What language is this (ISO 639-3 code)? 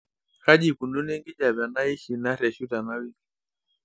mas